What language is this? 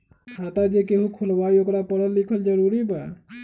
Magahi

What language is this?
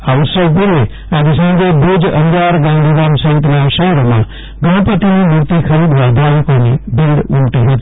Gujarati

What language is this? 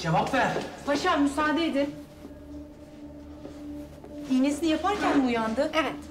Turkish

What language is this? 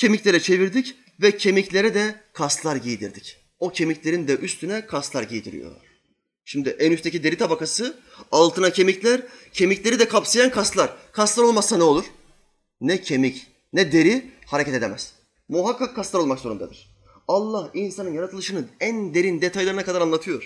Turkish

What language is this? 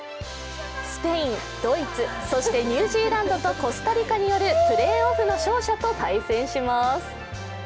Japanese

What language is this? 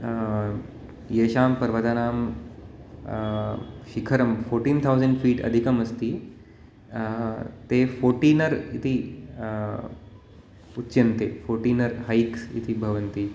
Sanskrit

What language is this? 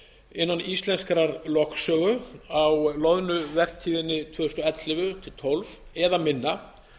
Icelandic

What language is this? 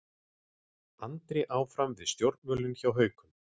Icelandic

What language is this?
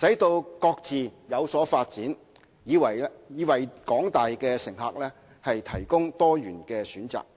Cantonese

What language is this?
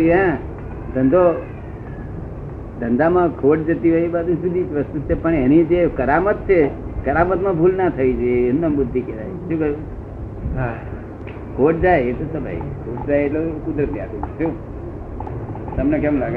Gujarati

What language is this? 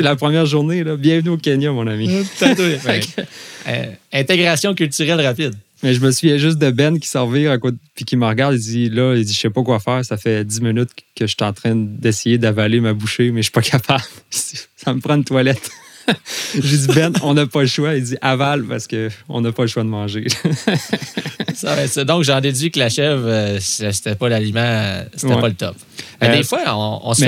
French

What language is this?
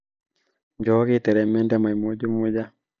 Masai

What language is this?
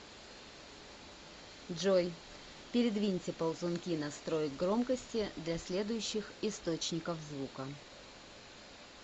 Russian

